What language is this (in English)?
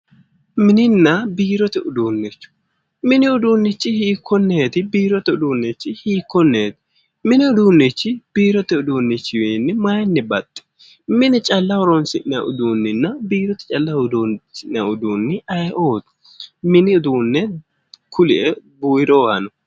Sidamo